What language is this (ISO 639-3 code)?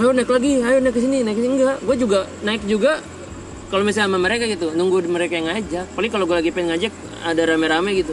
ind